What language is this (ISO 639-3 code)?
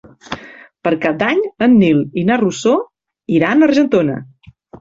cat